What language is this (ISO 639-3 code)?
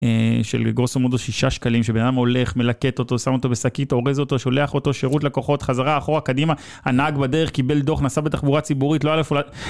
heb